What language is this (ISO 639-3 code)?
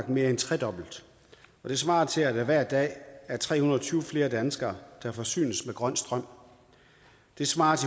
dan